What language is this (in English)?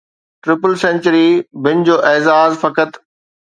Sindhi